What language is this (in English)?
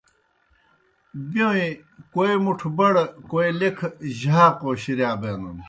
Kohistani Shina